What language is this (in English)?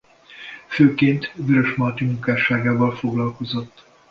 Hungarian